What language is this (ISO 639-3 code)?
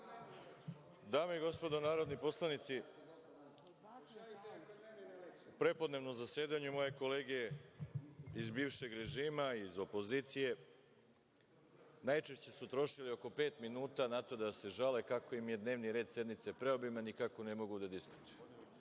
srp